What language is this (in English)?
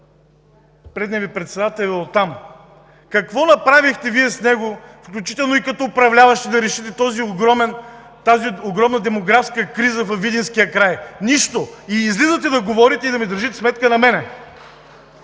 Bulgarian